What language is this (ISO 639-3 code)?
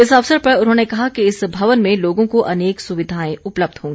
hin